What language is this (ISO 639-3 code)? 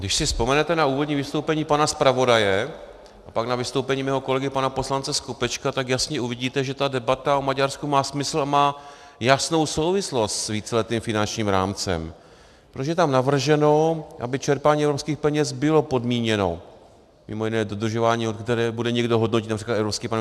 ces